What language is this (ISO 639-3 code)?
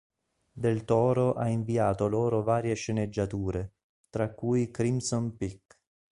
ita